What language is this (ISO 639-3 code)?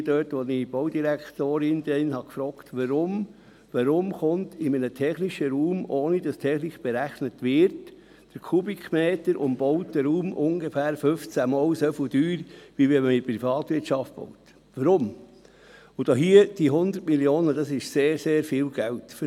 gsw